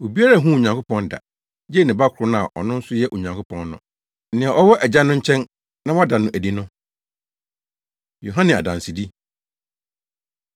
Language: Akan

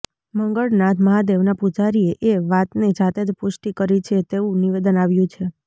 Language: Gujarati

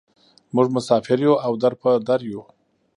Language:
Pashto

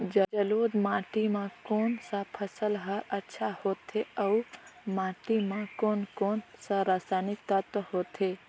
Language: Chhattisgarhi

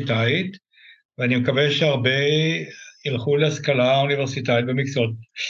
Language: Hebrew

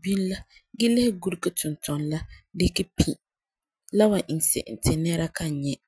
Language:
Frafra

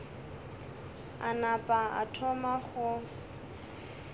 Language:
Northern Sotho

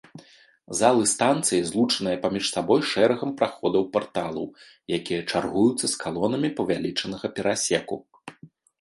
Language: Belarusian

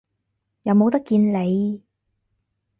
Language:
Cantonese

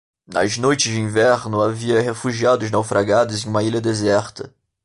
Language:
Portuguese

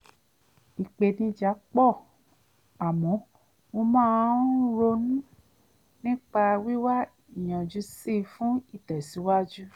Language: Yoruba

